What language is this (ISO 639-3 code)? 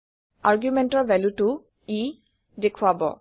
asm